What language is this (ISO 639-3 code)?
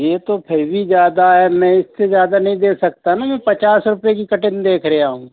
hin